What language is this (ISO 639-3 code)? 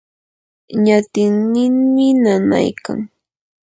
qur